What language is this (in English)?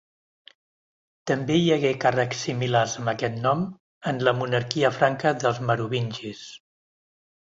Catalan